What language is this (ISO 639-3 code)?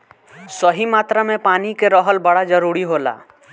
bho